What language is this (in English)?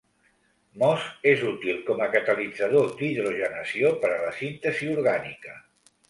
Catalan